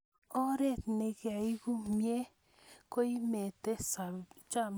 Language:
Kalenjin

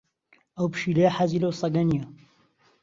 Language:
Central Kurdish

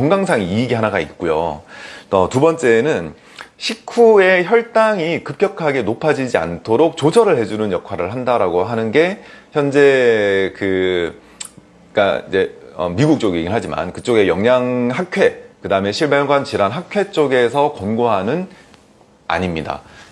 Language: Korean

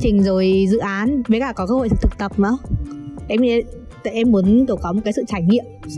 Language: Vietnamese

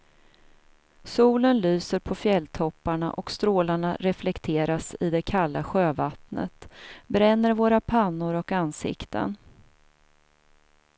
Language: Swedish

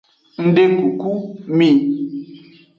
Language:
Aja (Benin)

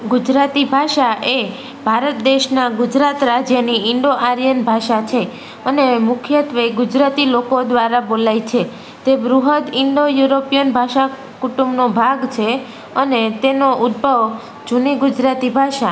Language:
Gujarati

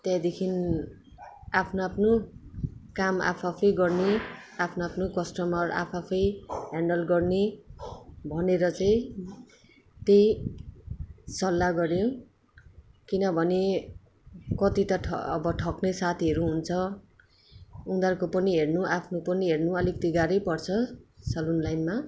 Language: Nepali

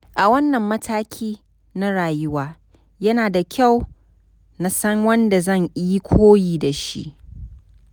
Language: Hausa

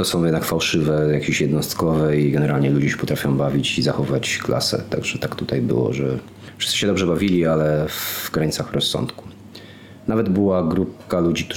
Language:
Polish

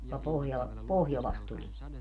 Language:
Finnish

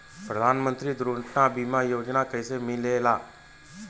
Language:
Bhojpuri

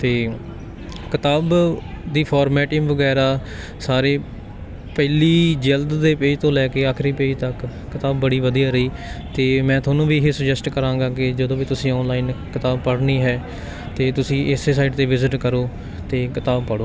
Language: Punjabi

